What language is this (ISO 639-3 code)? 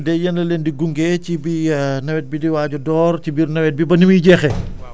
wol